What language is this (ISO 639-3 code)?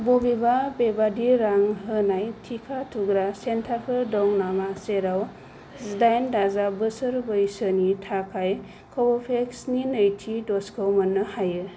brx